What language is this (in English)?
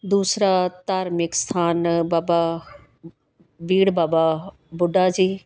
Punjabi